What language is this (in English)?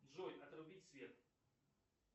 Russian